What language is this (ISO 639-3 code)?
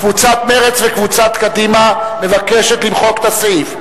heb